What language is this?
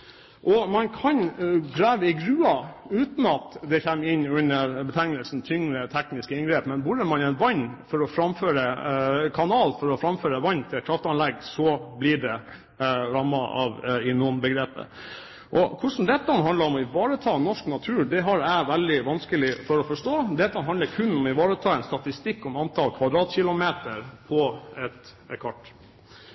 Norwegian Bokmål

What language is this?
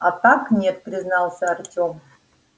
Russian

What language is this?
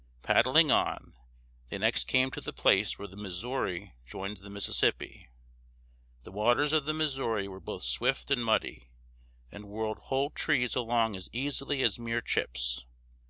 English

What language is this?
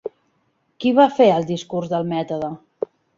Catalan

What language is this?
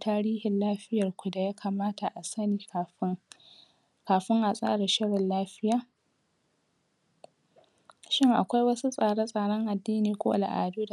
Hausa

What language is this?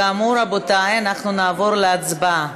Hebrew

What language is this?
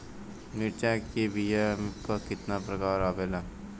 Bhojpuri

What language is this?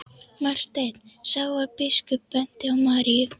Icelandic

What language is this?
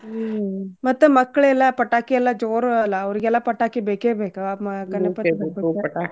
Kannada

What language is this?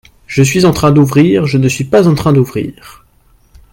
French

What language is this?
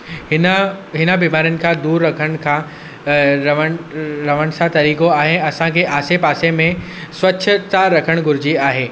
Sindhi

